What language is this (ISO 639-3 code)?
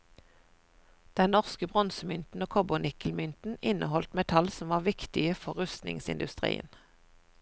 nor